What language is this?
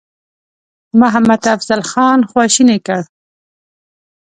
Pashto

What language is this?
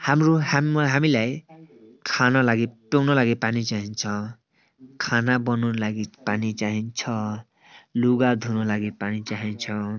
Nepali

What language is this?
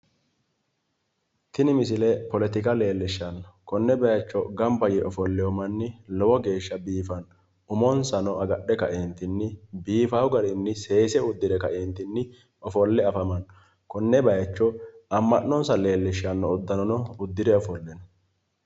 Sidamo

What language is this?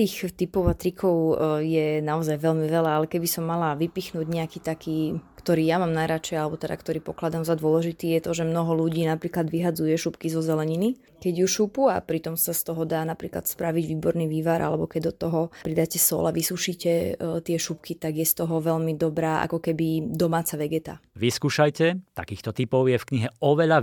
Slovak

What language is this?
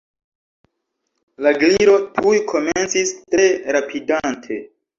Esperanto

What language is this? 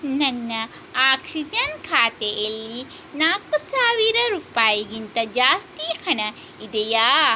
Kannada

